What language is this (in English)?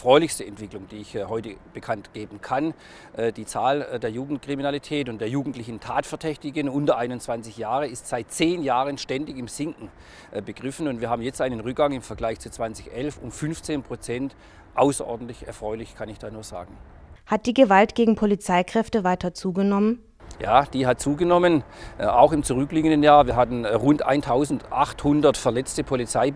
German